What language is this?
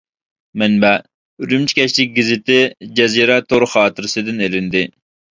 Uyghur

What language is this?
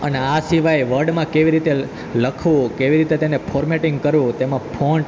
Gujarati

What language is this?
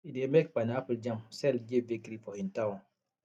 Nigerian Pidgin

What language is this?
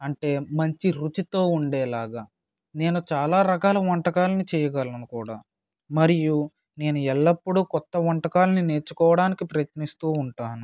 Telugu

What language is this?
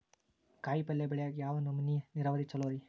Kannada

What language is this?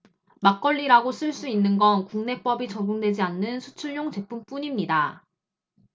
Korean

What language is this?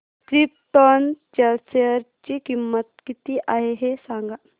Marathi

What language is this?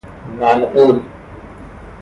Persian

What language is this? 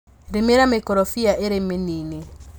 Kikuyu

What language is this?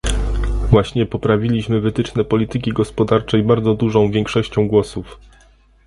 Polish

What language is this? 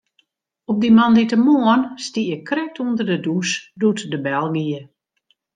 Western Frisian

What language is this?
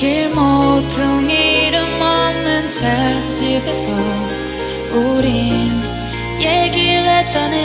Korean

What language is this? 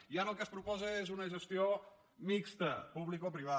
Catalan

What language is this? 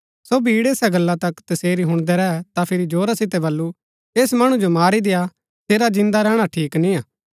Gaddi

